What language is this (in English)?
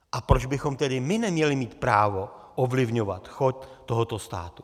Czech